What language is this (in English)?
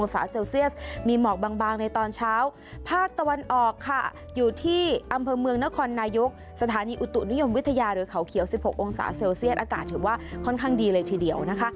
Thai